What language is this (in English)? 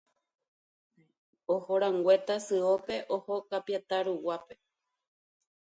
Guarani